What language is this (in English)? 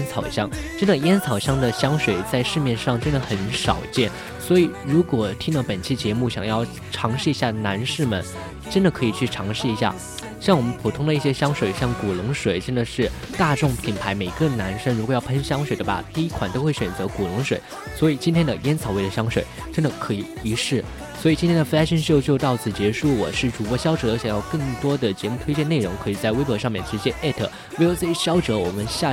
Chinese